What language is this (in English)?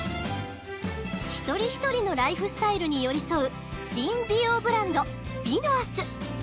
Japanese